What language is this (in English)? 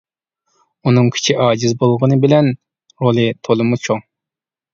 Uyghur